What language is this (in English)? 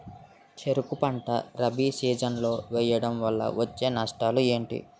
Telugu